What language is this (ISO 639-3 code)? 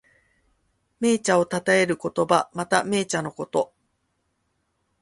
jpn